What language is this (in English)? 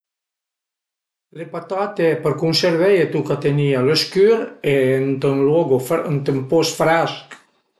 Piedmontese